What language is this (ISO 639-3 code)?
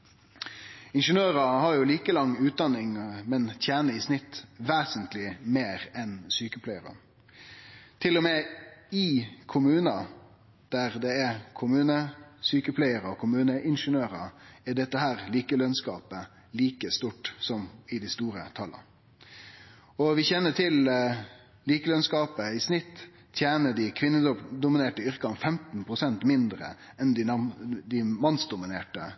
nno